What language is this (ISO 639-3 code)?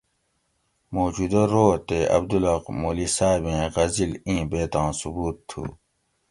gwc